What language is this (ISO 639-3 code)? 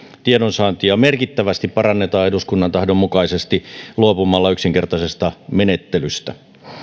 fin